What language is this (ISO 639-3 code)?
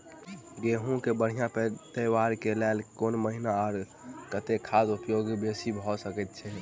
mai